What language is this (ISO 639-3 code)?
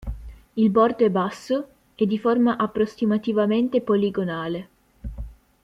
ita